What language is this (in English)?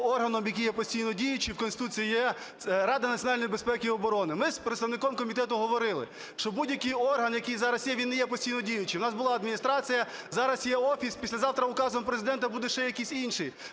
Ukrainian